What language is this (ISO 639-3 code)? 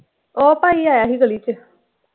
pan